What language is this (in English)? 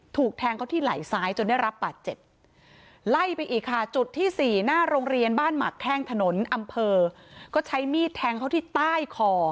Thai